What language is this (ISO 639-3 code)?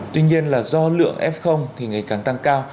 vie